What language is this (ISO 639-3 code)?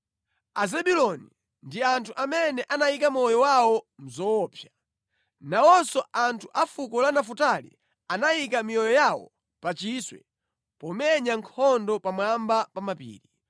nya